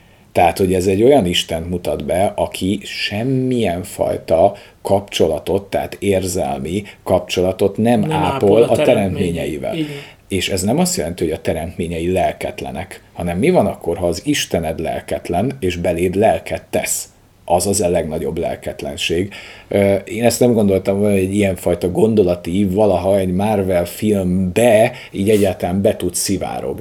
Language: Hungarian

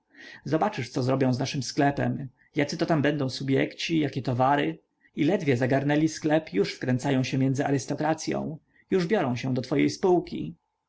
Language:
Polish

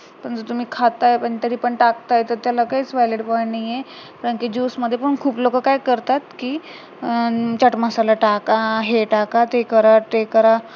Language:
Marathi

